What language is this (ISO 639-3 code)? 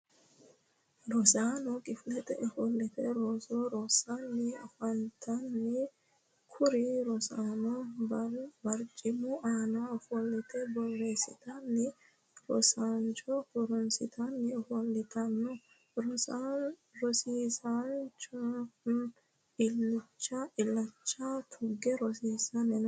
sid